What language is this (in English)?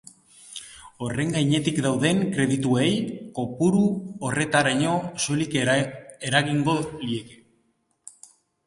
Basque